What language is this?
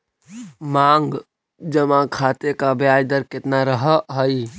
Magahi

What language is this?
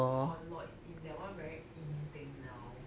English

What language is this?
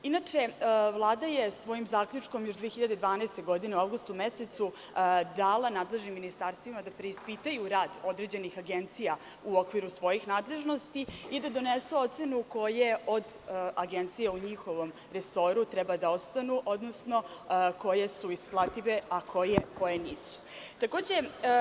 Serbian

